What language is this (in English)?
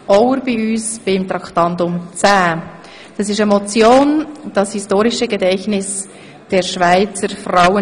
Swiss German